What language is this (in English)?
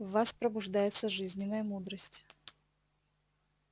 Russian